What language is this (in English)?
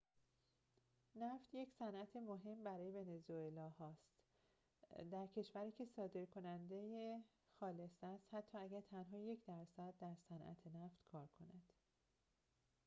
Persian